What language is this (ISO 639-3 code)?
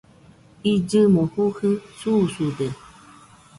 hux